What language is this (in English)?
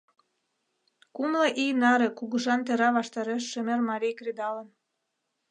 Mari